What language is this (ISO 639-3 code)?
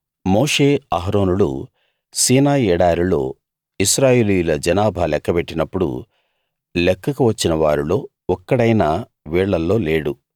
tel